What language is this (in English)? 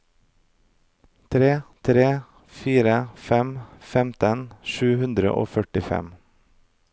Norwegian